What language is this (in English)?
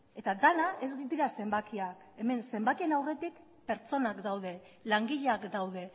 Basque